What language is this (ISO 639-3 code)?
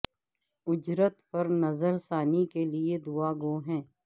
urd